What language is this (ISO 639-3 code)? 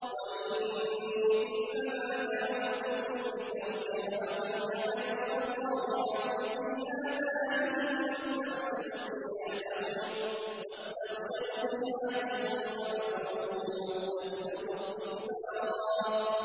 ara